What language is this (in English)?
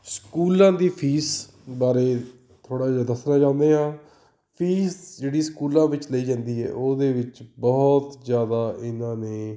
Punjabi